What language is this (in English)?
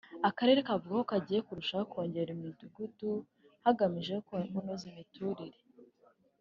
Kinyarwanda